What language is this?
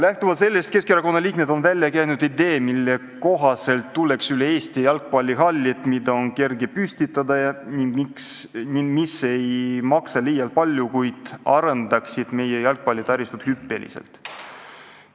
Estonian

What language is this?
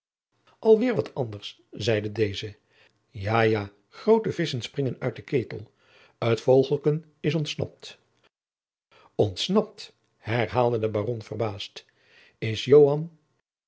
Dutch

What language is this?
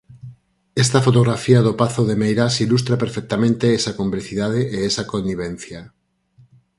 Galician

